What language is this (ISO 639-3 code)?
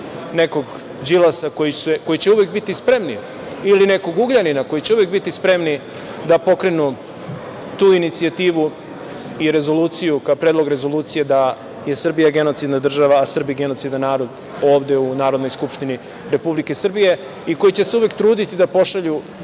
srp